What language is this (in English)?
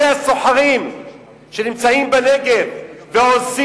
Hebrew